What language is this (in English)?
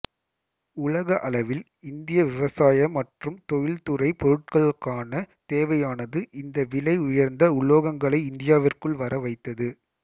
Tamil